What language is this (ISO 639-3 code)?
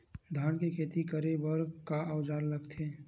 hne